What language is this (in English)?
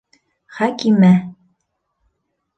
Bashkir